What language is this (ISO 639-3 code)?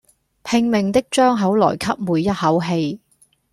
yue